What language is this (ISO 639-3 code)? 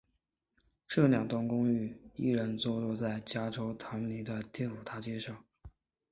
zho